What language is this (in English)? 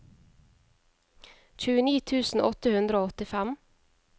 Norwegian